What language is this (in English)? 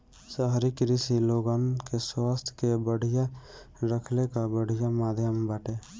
Bhojpuri